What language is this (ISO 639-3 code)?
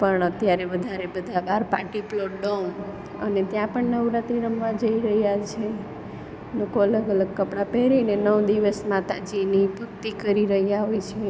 guj